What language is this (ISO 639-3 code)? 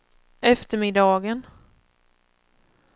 swe